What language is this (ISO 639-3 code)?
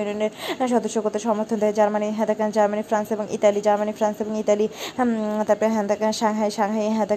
ben